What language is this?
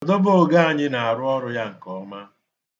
Igbo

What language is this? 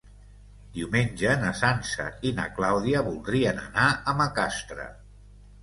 Catalan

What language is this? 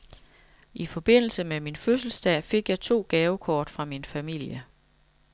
Danish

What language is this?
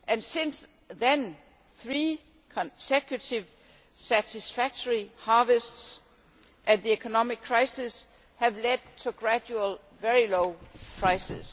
English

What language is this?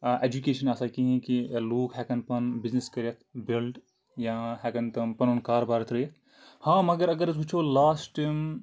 Kashmiri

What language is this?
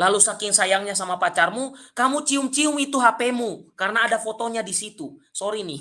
Indonesian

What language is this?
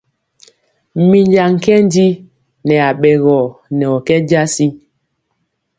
Mpiemo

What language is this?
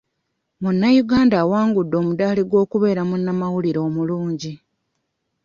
Ganda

